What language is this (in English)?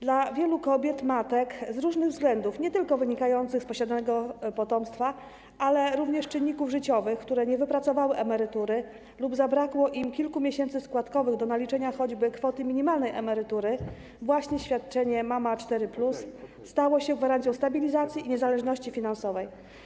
Polish